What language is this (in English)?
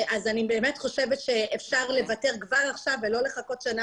Hebrew